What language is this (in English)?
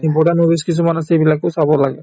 Assamese